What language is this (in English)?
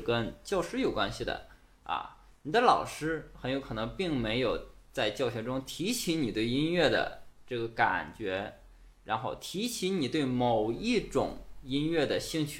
Chinese